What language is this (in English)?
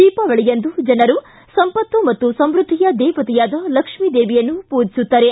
Kannada